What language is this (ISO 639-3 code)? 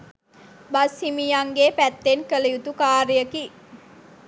sin